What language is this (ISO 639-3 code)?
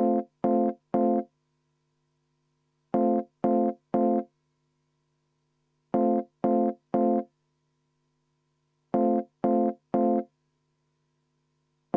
est